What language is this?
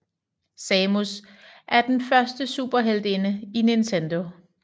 Danish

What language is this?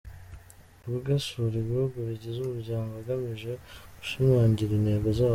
Kinyarwanda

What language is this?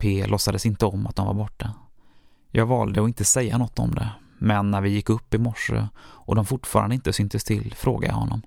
Swedish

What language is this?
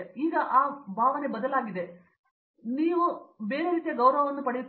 Kannada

